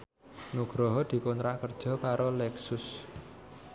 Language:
Javanese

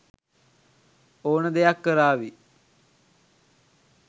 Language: Sinhala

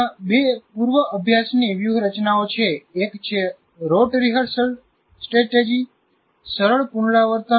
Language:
Gujarati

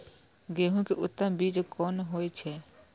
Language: Maithili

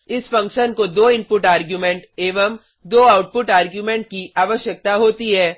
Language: Hindi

